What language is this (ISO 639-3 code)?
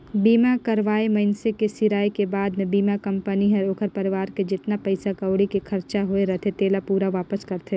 hne